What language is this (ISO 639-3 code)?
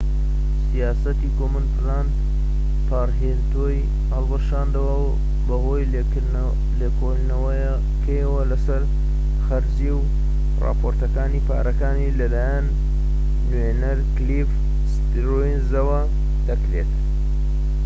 ckb